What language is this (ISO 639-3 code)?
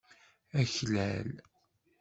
kab